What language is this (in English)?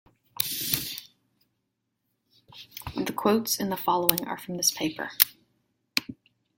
English